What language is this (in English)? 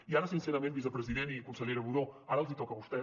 Catalan